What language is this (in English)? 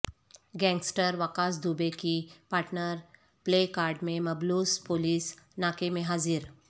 Urdu